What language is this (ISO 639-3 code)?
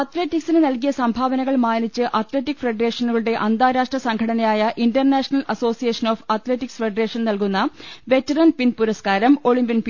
mal